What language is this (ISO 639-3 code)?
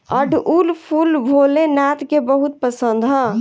bho